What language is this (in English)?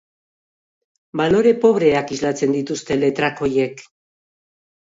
Basque